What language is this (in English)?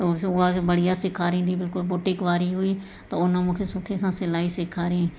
Sindhi